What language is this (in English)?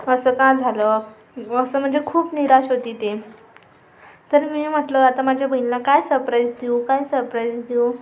Marathi